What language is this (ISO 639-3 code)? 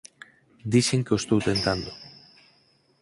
glg